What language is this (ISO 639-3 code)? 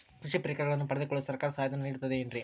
kan